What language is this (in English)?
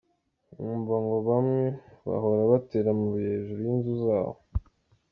Kinyarwanda